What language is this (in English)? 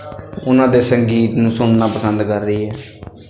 Punjabi